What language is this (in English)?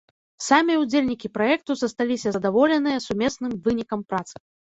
Belarusian